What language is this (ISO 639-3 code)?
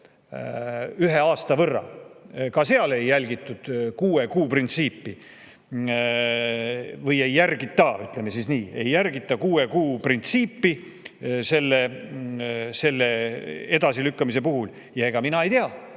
est